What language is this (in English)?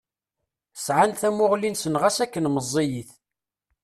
Kabyle